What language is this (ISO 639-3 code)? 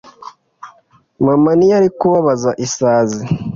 kin